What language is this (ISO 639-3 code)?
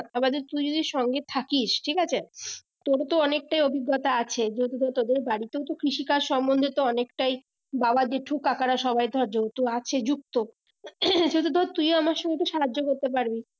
ben